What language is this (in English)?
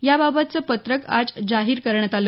Marathi